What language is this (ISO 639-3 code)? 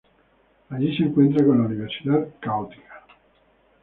spa